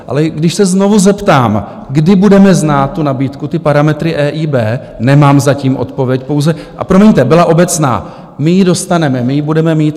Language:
Czech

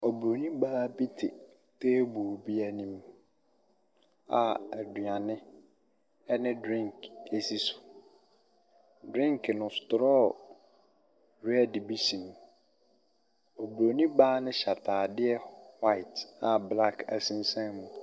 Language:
Akan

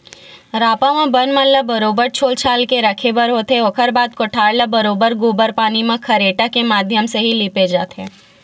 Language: Chhattisgarhi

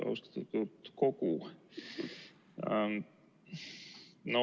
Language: Estonian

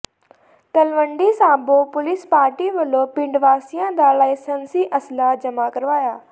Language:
Punjabi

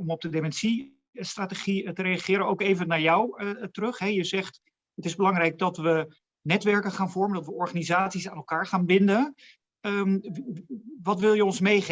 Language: Dutch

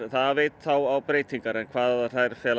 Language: Icelandic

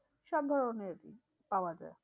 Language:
Bangla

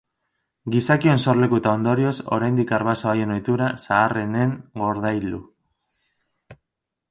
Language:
Basque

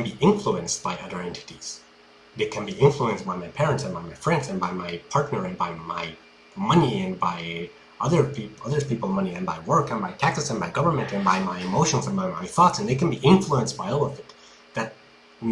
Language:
English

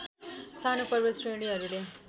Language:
Nepali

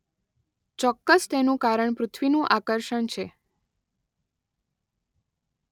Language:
Gujarati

